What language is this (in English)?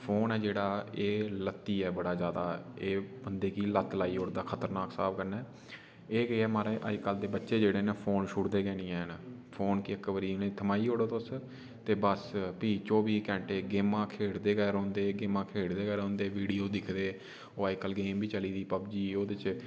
Dogri